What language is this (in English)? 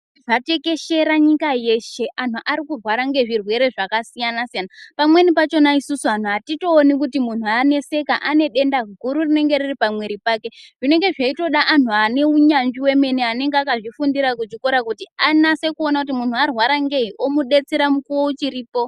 Ndau